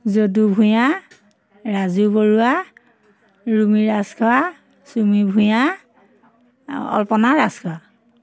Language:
Assamese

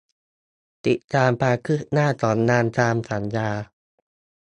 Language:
Thai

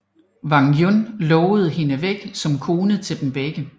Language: Danish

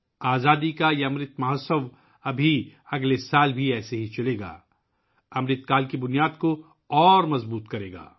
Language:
Urdu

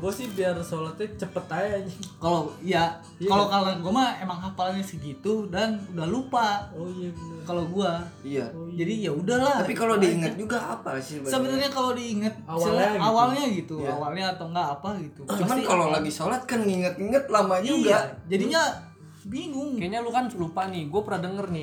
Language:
Indonesian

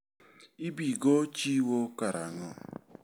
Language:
Luo (Kenya and Tanzania)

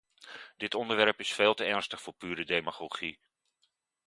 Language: Dutch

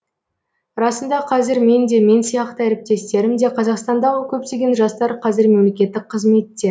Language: Kazakh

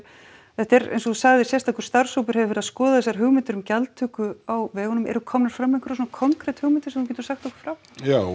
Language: Icelandic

